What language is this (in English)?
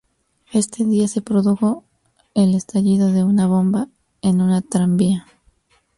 Spanish